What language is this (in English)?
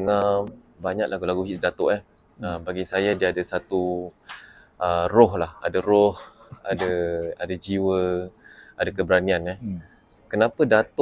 Malay